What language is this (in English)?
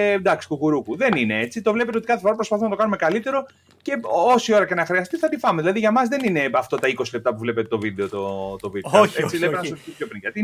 Greek